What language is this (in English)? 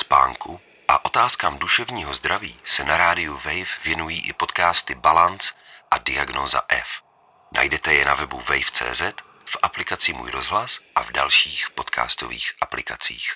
Czech